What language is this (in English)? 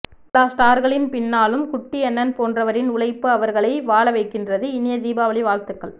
Tamil